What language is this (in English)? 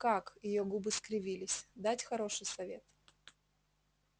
Russian